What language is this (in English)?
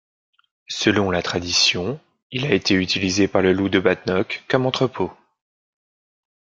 French